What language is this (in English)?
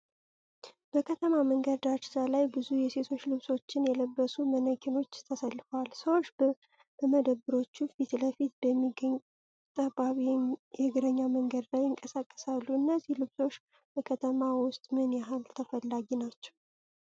Amharic